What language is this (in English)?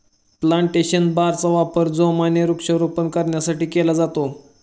Marathi